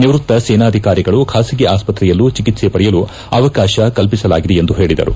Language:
Kannada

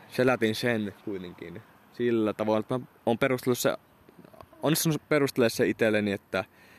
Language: Finnish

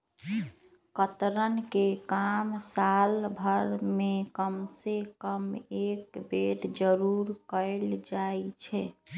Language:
Magahi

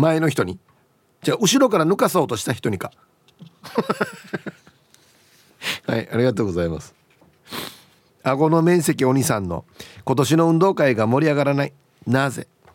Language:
Japanese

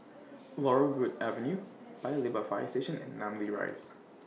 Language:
English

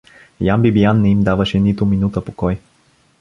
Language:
Bulgarian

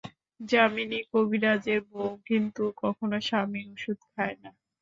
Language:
Bangla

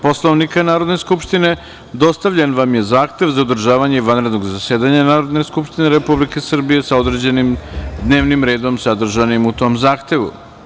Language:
Serbian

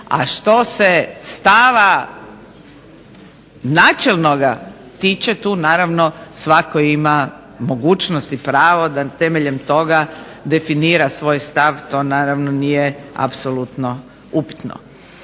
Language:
Croatian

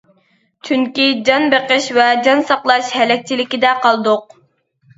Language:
Uyghur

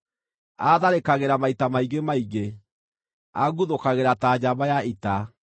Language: Kikuyu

